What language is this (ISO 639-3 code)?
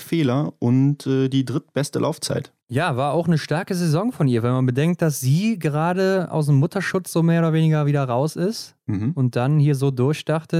deu